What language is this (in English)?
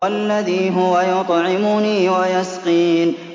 Arabic